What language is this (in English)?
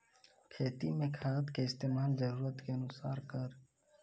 Maithili